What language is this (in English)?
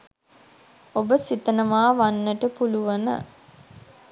Sinhala